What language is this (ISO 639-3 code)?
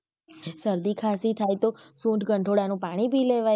guj